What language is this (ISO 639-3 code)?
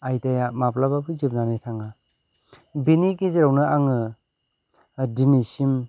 brx